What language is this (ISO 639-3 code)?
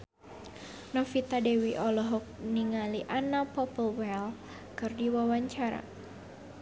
sun